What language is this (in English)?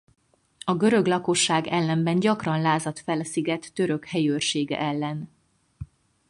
Hungarian